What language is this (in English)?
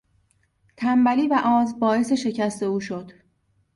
Persian